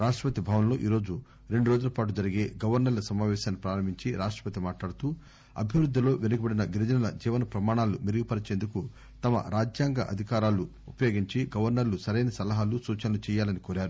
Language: Telugu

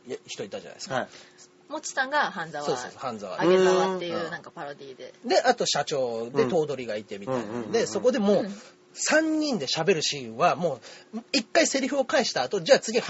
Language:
Japanese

